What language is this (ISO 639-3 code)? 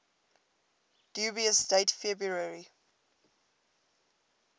eng